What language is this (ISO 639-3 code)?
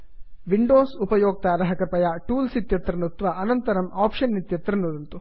san